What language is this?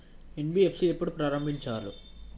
Telugu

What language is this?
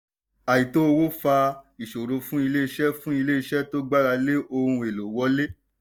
Yoruba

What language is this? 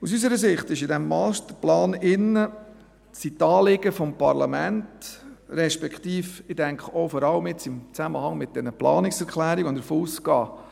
Swiss German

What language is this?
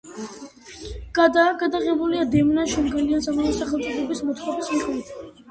Georgian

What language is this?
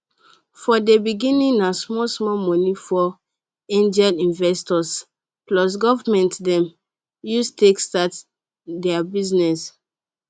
Nigerian Pidgin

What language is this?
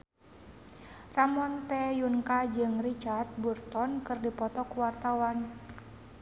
Sundanese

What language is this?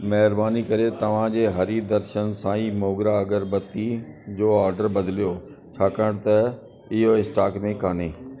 Sindhi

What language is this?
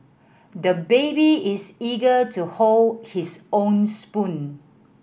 English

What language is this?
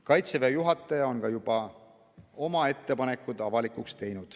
Estonian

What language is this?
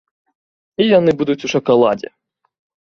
Belarusian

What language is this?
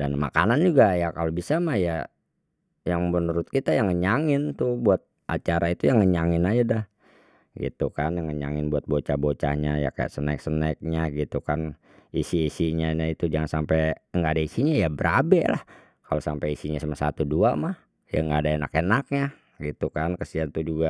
Betawi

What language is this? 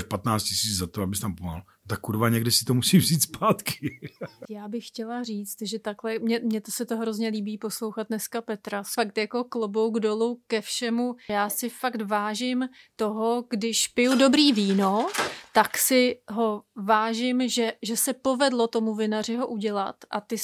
Czech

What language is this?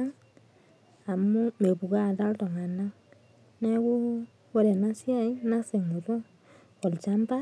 Masai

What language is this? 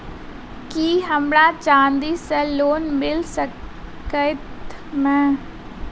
Maithili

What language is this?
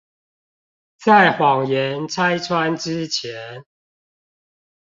Chinese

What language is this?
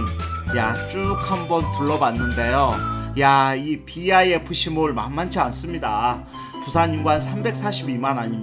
Korean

